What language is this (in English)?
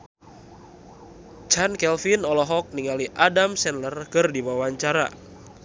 Sundanese